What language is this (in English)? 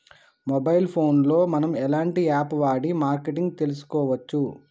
Telugu